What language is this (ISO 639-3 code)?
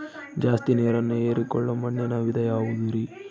kan